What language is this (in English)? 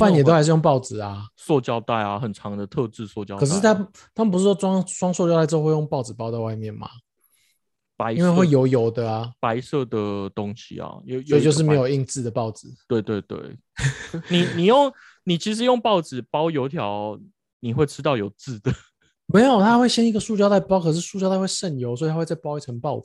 Chinese